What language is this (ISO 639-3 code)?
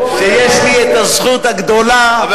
heb